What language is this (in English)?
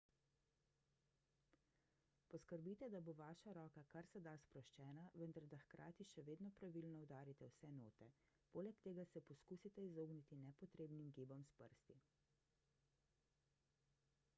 Slovenian